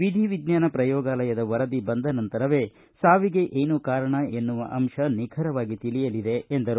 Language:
Kannada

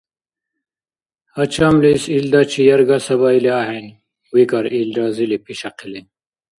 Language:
Dargwa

